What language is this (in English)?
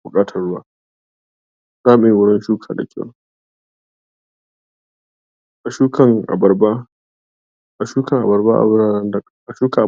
Hausa